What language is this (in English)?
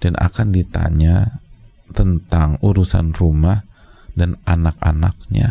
Indonesian